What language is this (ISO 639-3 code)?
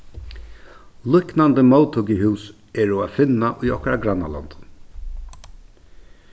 fao